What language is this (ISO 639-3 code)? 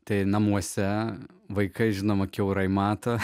lit